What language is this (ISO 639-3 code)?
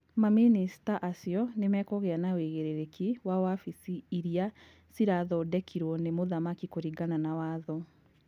kik